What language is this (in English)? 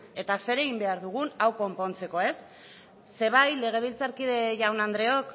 Basque